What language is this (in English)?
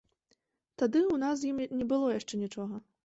Belarusian